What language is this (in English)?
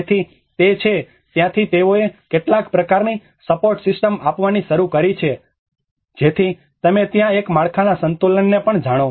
Gujarati